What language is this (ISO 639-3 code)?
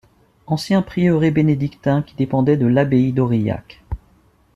fra